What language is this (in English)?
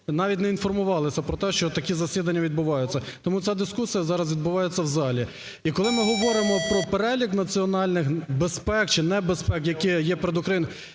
Ukrainian